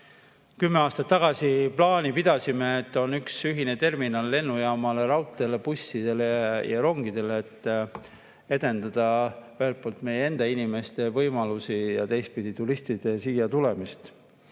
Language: Estonian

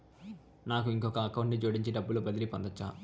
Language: Telugu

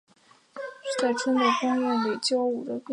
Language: Chinese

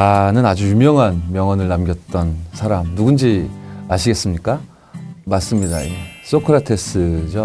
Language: Korean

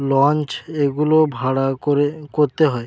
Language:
Bangla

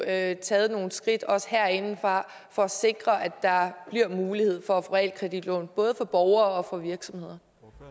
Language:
Danish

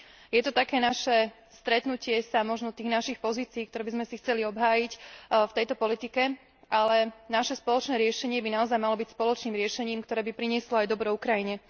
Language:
Slovak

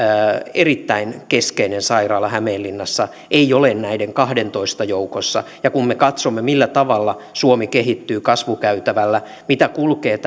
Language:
Finnish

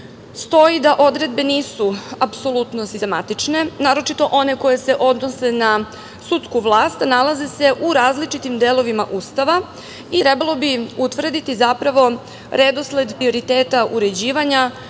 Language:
Serbian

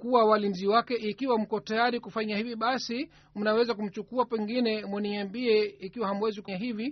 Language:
Swahili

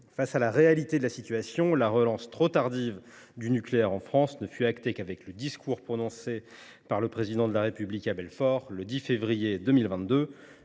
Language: French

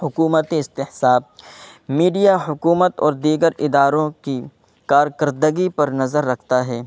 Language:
Urdu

